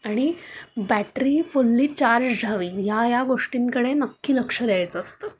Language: Marathi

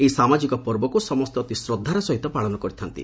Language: Odia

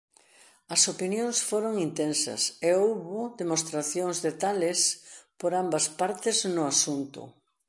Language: Galician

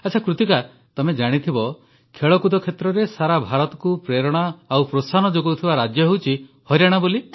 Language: Odia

